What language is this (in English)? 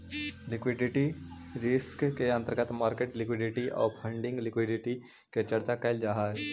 Magahi